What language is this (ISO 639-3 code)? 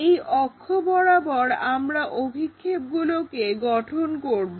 ben